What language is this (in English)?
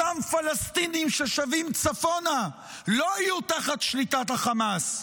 Hebrew